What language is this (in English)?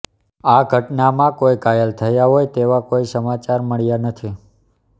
Gujarati